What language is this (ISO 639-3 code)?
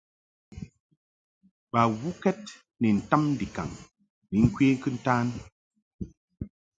mhk